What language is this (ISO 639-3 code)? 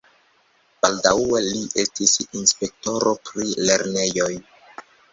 epo